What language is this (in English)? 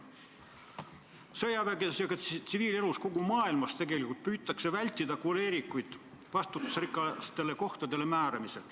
Estonian